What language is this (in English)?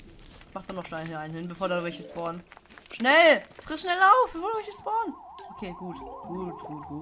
German